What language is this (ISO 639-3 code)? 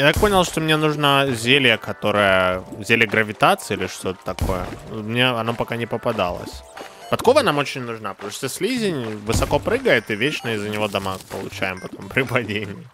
rus